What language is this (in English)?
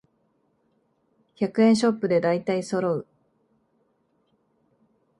Japanese